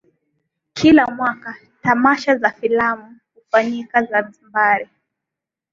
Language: Swahili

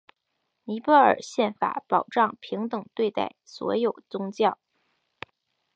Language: Chinese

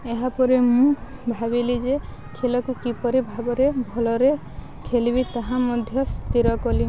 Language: Odia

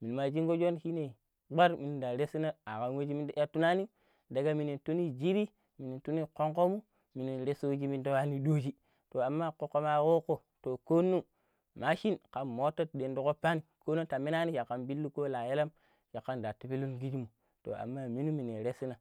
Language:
Pero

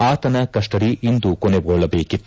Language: Kannada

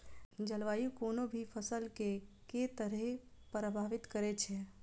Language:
Maithili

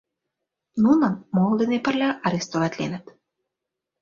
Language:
Mari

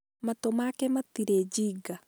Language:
Kikuyu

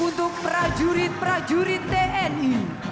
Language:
Indonesian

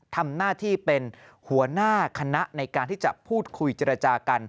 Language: Thai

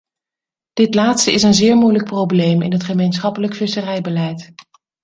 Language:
Dutch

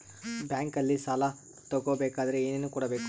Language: Kannada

